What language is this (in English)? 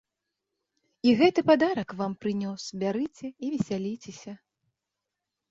Belarusian